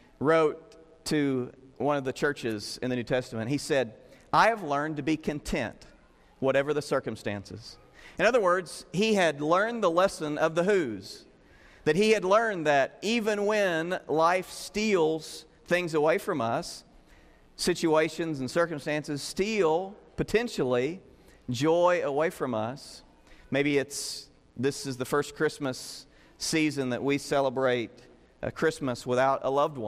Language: English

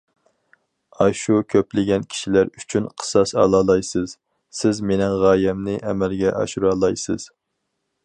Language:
Uyghur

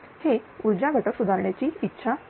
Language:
Marathi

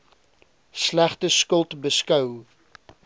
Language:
Afrikaans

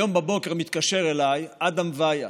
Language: Hebrew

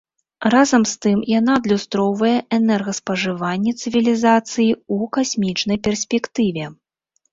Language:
Belarusian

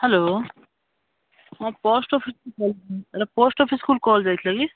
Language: Odia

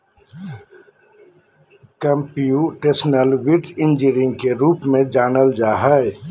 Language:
Magahi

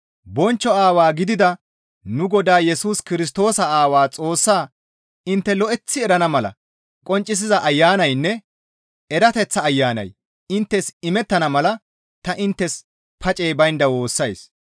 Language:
Gamo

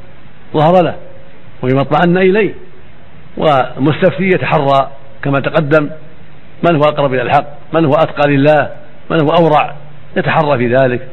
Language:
Arabic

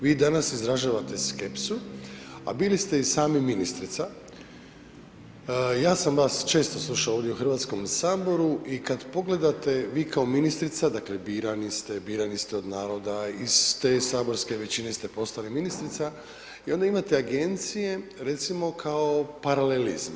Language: Croatian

